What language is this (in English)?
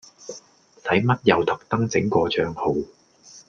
Cantonese